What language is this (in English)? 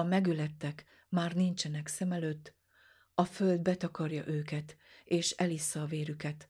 Hungarian